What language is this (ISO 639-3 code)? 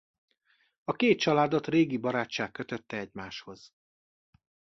hun